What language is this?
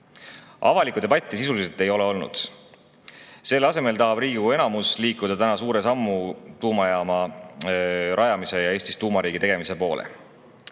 Estonian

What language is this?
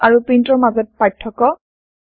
Assamese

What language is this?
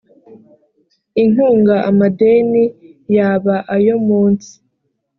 Kinyarwanda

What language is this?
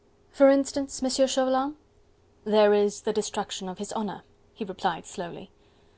English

